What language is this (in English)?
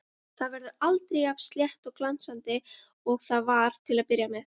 Icelandic